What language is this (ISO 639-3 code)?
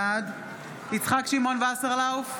heb